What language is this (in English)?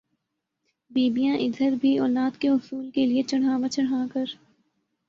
Urdu